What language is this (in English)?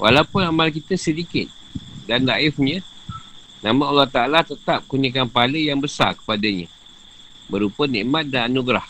Malay